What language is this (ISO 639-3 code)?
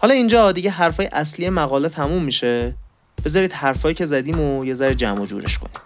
fas